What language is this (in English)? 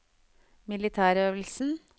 Norwegian